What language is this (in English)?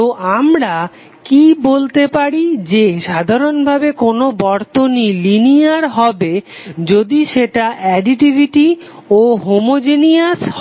Bangla